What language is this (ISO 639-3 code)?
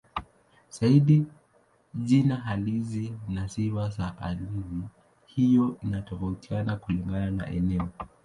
swa